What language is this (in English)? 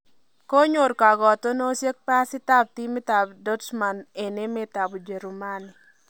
Kalenjin